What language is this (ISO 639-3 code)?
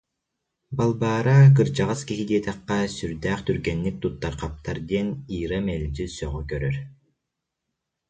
sah